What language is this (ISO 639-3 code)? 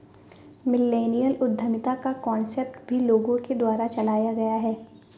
hin